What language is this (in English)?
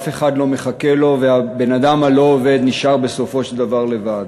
Hebrew